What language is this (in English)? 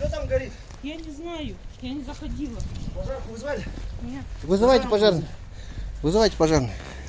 Russian